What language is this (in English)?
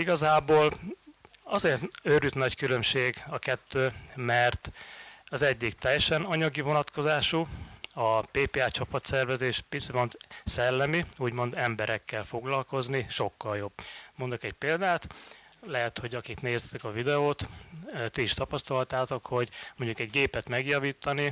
Hungarian